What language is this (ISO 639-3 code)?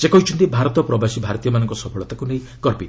ori